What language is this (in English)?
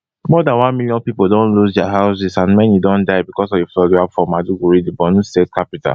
Nigerian Pidgin